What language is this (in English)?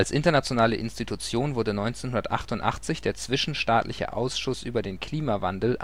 German